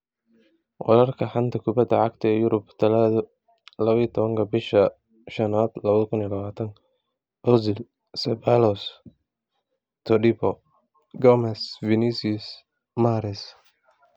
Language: Somali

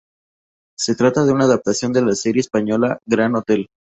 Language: Spanish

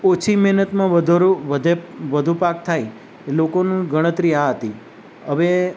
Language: Gujarati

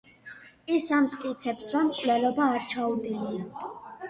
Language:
Georgian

